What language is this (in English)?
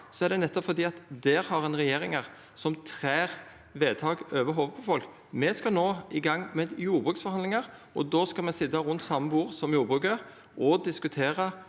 Norwegian